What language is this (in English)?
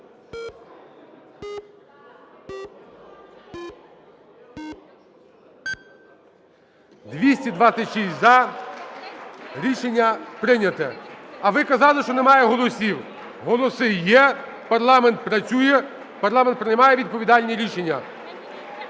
Ukrainian